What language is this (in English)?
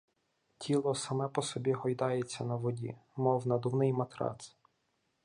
Ukrainian